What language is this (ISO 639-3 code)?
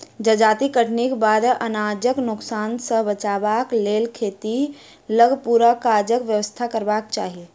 mai